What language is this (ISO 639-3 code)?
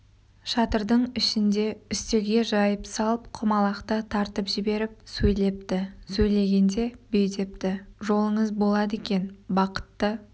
kaz